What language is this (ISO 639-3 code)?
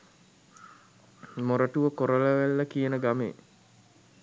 sin